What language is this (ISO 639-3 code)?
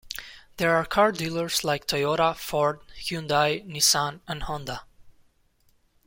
eng